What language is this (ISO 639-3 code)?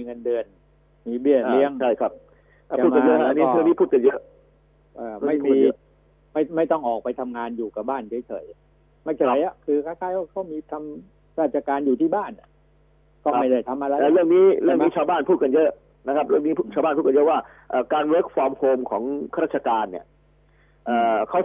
tha